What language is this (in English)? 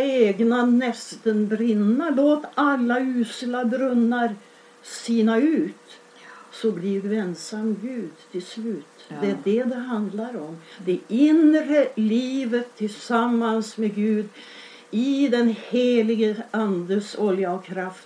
Swedish